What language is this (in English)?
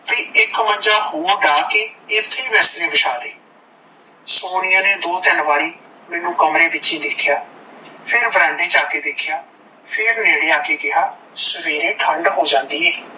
Punjabi